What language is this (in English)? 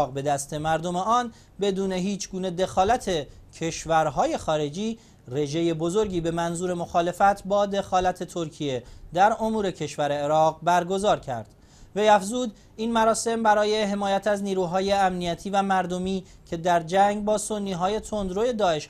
Persian